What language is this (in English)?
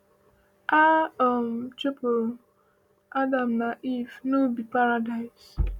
Igbo